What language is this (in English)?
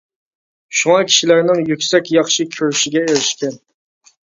Uyghur